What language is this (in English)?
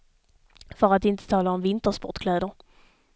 Swedish